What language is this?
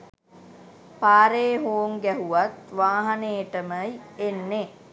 Sinhala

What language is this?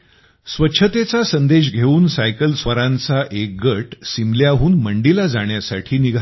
Marathi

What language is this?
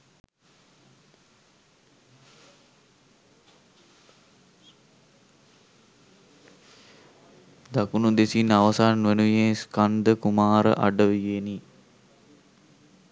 Sinhala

